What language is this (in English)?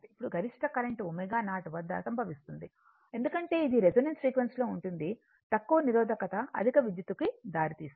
Telugu